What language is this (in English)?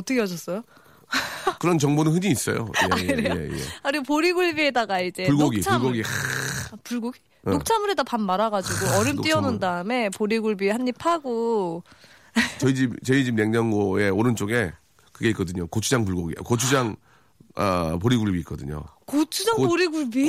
Korean